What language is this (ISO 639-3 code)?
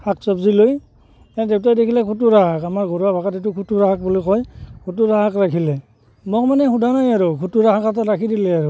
asm